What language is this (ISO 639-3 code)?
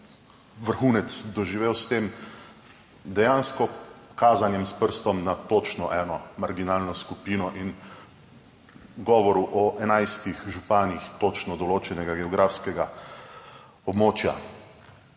slv